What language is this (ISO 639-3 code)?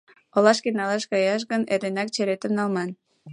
chm